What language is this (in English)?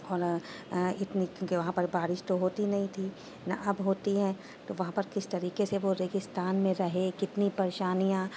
Urdu